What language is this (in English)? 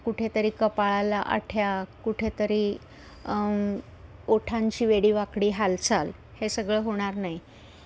Marathi